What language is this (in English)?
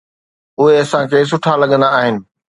Sindhi